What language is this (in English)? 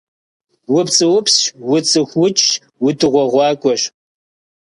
Kabardian